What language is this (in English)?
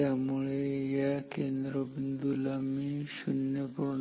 Marathi